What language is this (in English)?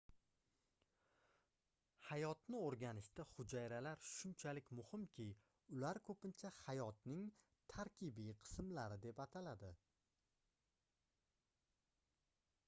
Uzbek